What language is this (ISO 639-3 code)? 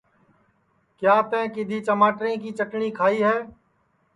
ssi